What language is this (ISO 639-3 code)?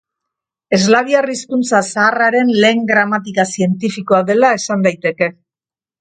eus